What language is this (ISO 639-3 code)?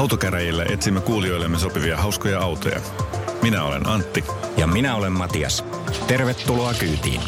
fin